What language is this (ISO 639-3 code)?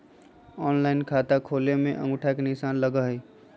mag